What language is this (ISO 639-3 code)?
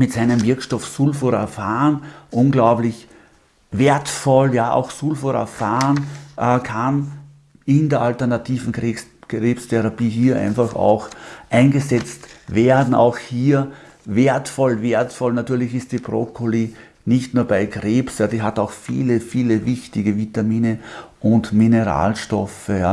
deu